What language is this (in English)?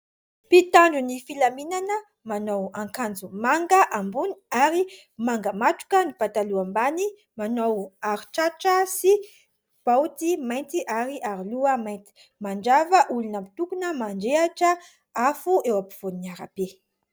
Malagasy